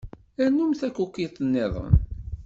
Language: Kabyle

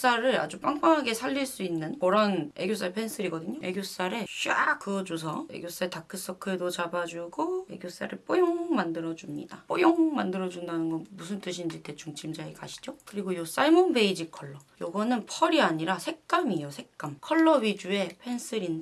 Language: Korean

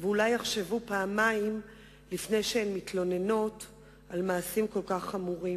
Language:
Hebrew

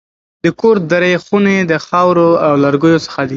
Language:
Pashto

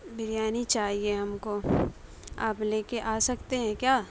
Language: Urdu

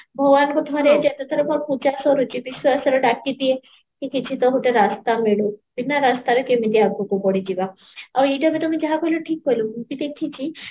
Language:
Odia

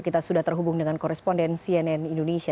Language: Indonesian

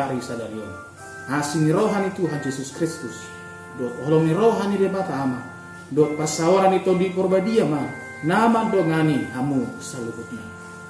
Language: Indonesian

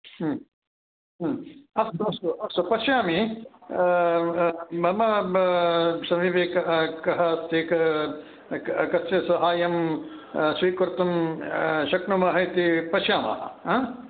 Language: Sanskrit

